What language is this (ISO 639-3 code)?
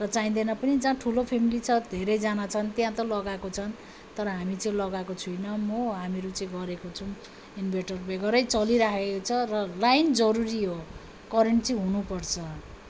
nep